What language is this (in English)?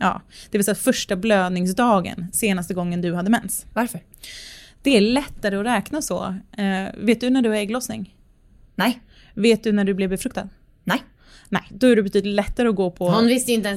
Swedish